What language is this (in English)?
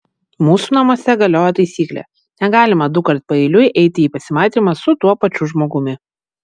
Lithuanian